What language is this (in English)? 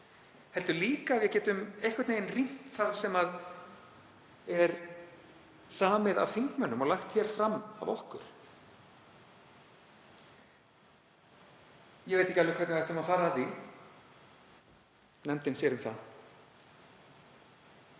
Icelandic